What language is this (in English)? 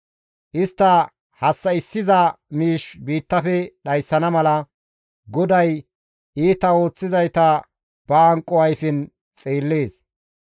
Gamo